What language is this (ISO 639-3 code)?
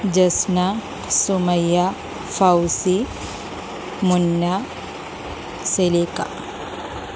mal